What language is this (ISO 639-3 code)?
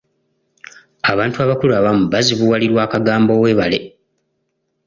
lug